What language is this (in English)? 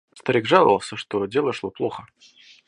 Russian